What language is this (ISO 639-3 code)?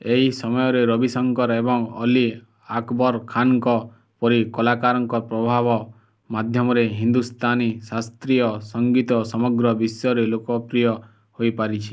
ori